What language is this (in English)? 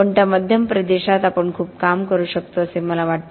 Marathi